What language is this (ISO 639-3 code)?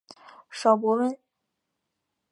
zho